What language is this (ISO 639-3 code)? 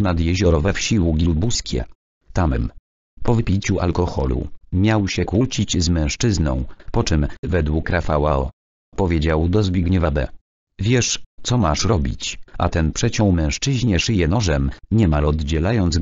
pol